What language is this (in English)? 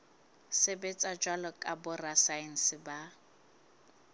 Southern Sotho